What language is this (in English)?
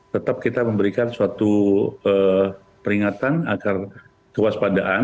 Indonesian